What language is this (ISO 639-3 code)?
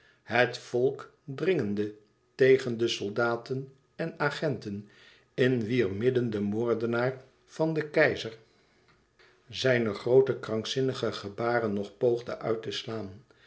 nld